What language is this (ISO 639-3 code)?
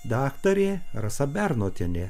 lit